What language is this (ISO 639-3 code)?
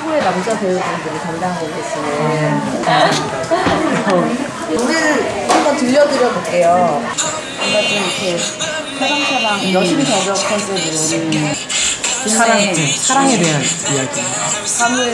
kor